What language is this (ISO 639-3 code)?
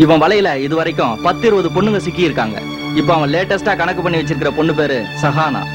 hin